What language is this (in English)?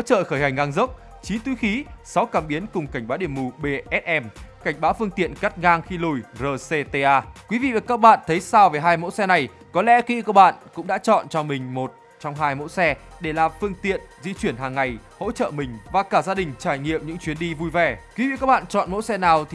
Vietnamese